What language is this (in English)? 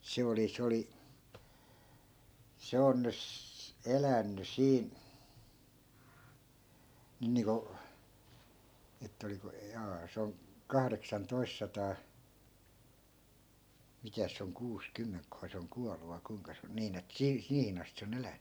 Finnish